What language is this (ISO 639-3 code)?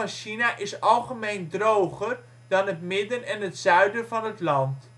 nld